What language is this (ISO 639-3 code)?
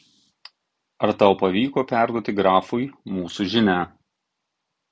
lit